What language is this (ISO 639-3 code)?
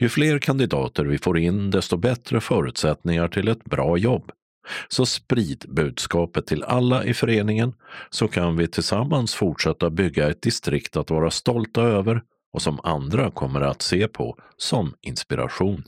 swe